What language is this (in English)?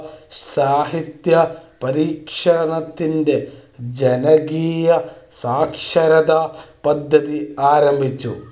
Malayalam